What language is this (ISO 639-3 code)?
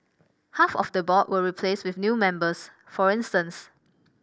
eng